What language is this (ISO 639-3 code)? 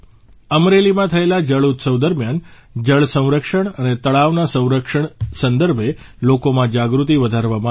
guj